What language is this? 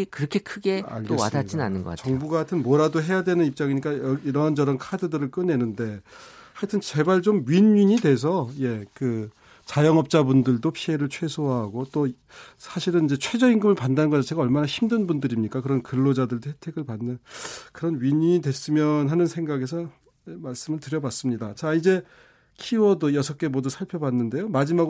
Korean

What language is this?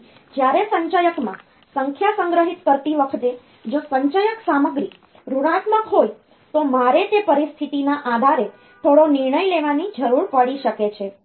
Gujarati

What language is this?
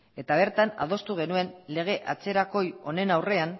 Basque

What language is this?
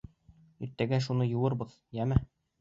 Bashkir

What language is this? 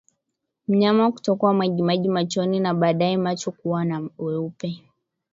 Swahili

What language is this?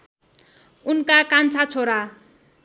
Nepali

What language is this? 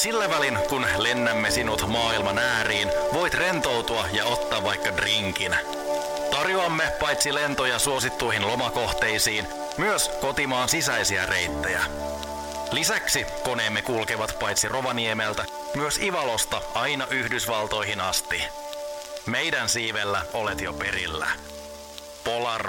Finnish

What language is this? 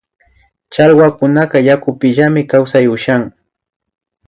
Imbabura Highland Quichua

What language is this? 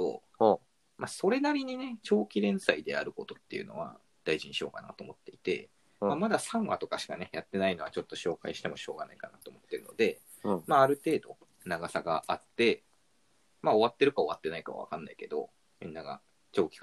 Japanese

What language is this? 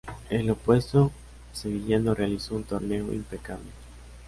Spanish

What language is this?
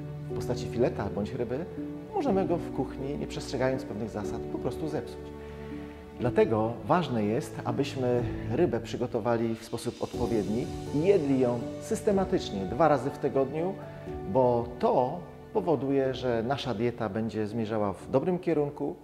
Polish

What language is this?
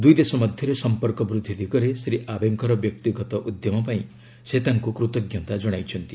Odia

